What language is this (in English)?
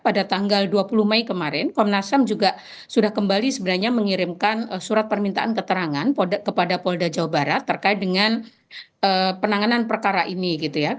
Indonesian